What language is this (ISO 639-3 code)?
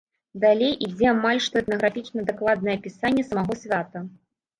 bel